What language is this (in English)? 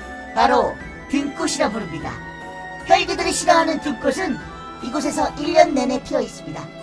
Korean